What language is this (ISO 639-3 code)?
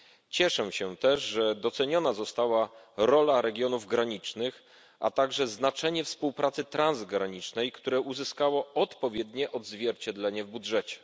pol